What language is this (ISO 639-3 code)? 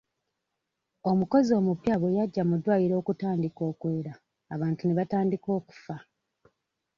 lug